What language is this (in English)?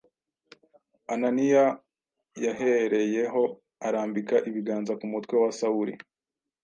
Kinyarwanda